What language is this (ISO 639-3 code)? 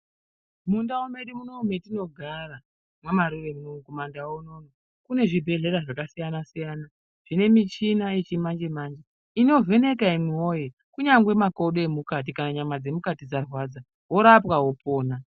ndc